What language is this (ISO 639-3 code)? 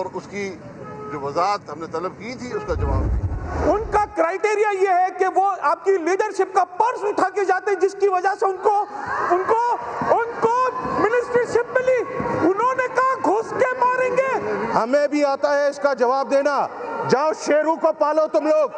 urd